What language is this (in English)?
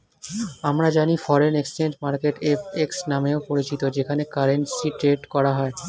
Bangla